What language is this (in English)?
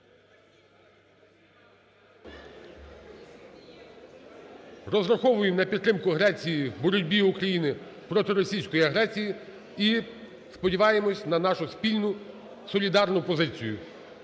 Ukrainian